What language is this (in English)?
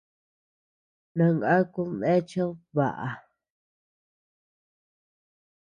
Tepeuxila Cuicatec